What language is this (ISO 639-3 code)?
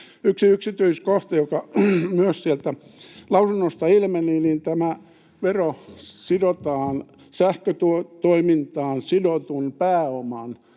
fin